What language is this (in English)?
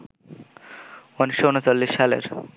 Bangla